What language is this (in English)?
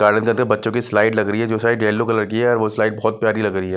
Hindi